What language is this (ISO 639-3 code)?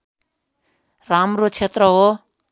nep